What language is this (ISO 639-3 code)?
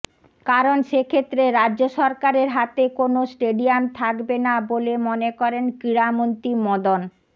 ben